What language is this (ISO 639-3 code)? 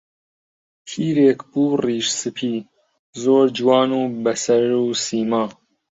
ckb